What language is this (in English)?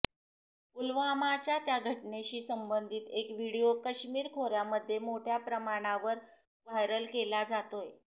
Marathi